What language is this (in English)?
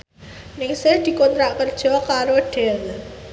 Javanese